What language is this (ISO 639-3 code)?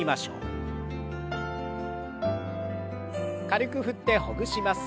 jpn